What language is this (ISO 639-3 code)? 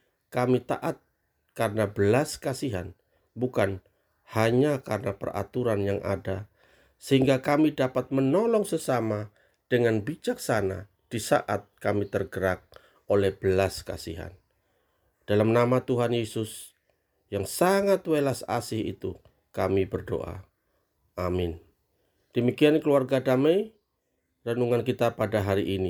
ind